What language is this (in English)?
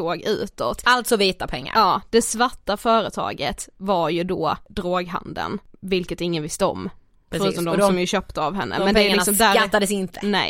Swedish